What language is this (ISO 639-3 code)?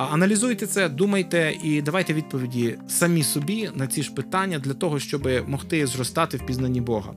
ukr